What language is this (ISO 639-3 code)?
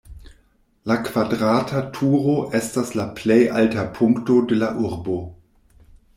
epo